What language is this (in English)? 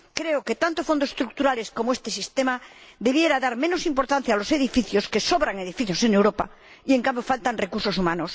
Spanish